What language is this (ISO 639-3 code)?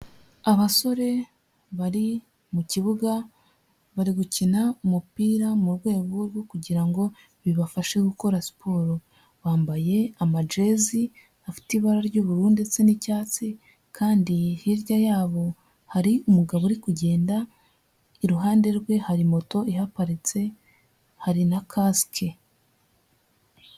kin